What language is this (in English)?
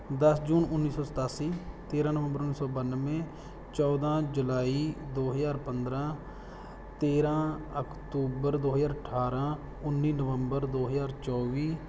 Punjabi